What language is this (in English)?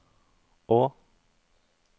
Norwegian